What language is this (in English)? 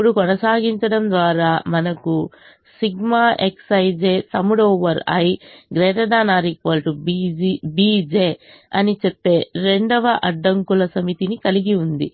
Telugu